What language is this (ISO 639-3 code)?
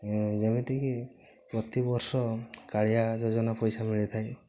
ori